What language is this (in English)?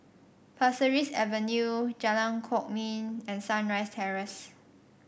English